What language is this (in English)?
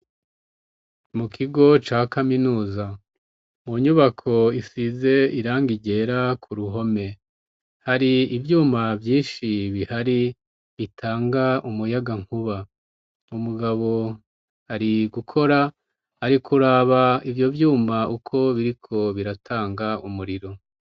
Rundi